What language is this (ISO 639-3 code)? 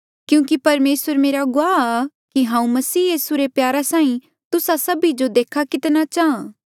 mjl